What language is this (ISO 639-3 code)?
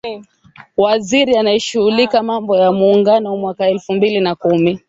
swa